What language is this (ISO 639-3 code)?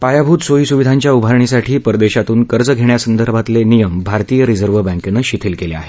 mar